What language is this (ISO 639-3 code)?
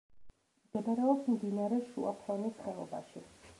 kat